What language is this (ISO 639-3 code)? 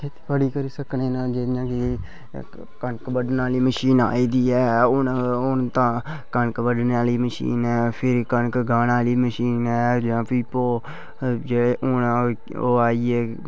doi